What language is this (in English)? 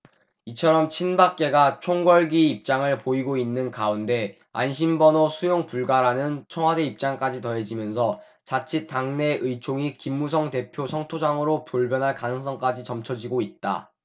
Korean